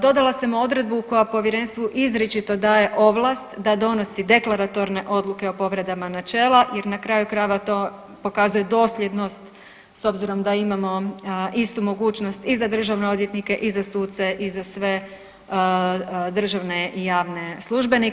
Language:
Croatian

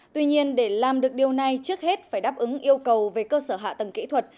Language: Vietnamese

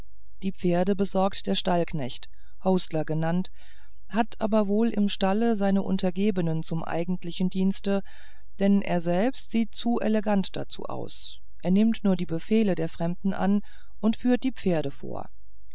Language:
German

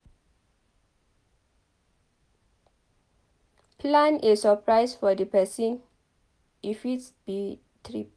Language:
Nigerian Pidgin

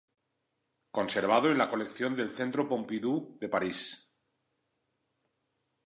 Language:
Spanish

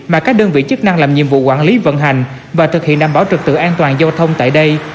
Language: Vietnamese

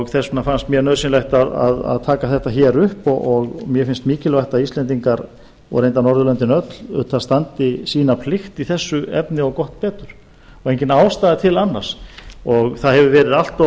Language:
Icelandic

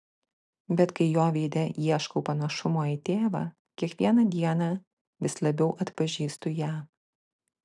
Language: Lithuanian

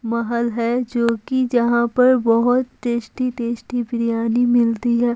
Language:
Hindi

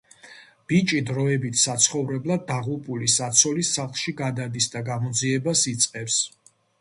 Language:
Georgian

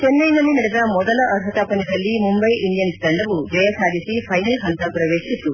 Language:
Kannada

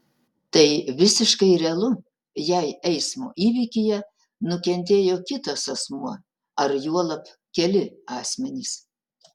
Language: Lithuanian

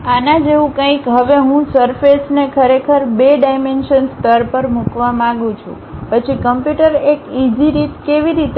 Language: Gujarati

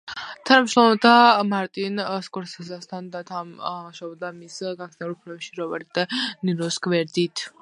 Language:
Georgian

